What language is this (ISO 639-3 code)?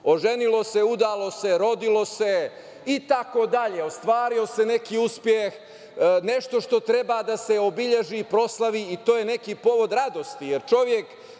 srp